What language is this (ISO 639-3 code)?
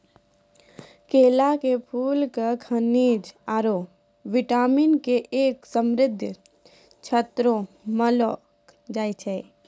mai